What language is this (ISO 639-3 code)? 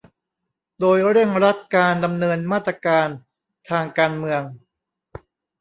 tha